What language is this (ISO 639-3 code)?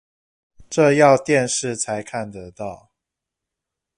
zho